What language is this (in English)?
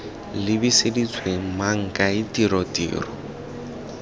Tswana